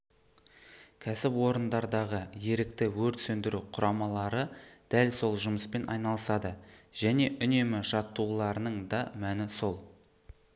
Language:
Kazakh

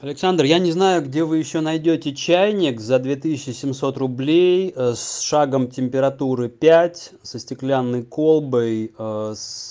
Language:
Russian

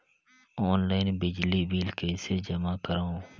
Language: Chhattisgarhi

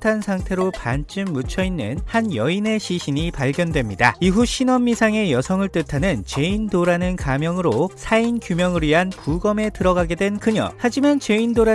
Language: Korean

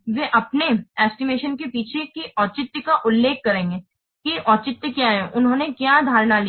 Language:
Hindi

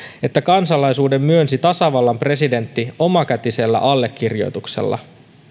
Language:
Finnish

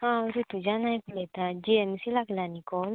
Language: Konkani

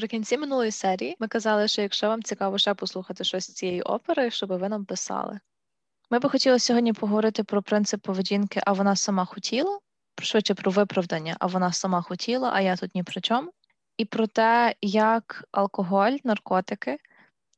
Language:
Ukrainian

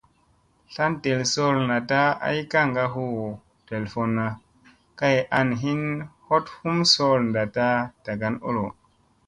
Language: Musey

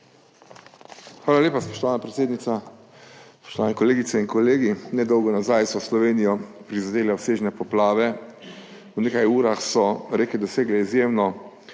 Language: Slovenian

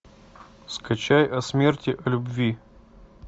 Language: Russian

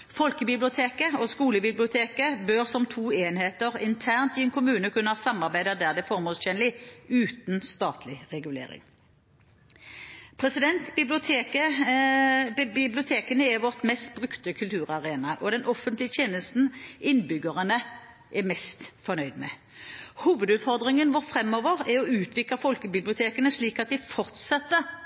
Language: Norwegian Bokmål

